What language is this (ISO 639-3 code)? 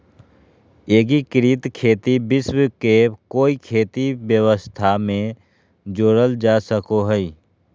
mag